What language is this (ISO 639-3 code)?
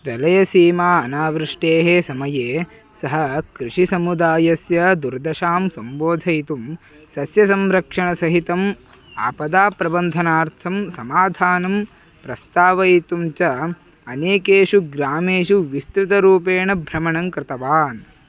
san